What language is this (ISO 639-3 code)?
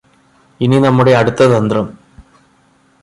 mal